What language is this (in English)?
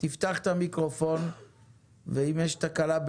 Hebrew